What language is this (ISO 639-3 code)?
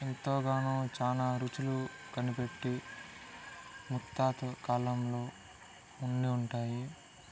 tel